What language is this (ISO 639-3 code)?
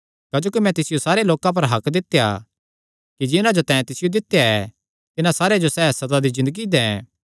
xnr